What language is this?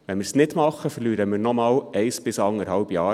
Swiss German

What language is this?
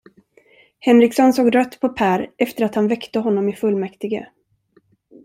Swedish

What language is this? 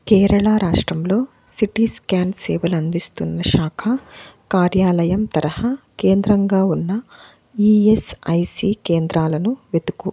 Telugu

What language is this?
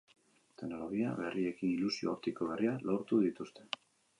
Basque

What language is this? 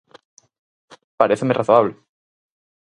Galician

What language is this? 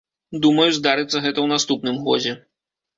Belarusian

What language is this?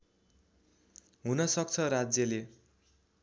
Nepali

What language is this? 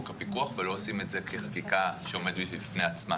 Hebrew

